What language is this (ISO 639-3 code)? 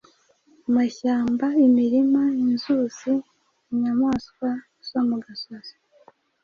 kin